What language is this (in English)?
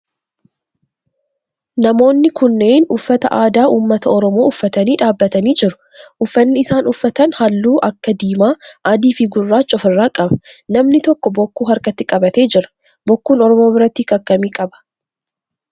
Oromo